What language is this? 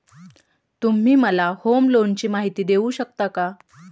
Marathi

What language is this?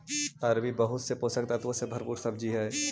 Magahi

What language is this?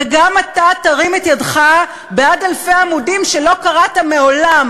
Hebrew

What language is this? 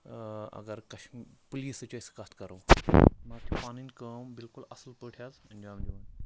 Kashmiri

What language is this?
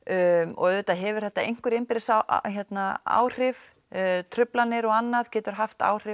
Icelandic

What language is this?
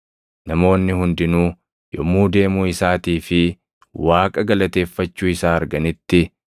Oromo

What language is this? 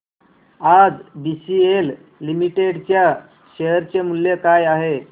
Marathi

